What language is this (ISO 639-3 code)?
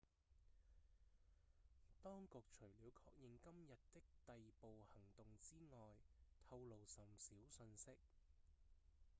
yue